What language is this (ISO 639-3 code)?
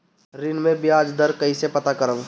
bho